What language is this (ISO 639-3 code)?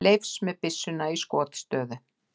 isl